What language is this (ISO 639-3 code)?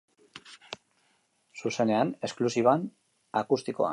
eus